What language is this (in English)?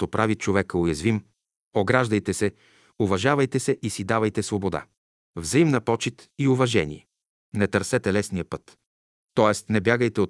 Bulgarian